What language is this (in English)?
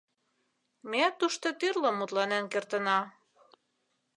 Mari